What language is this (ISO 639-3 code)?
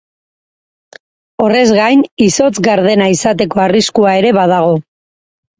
eus